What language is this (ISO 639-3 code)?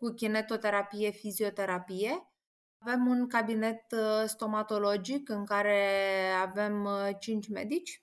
ron